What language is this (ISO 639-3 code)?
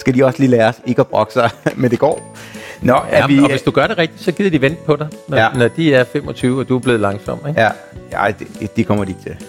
dan